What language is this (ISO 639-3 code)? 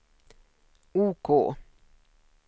swe